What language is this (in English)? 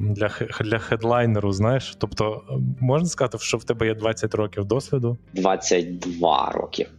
Ukrainian